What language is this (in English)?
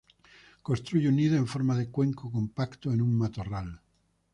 Spanish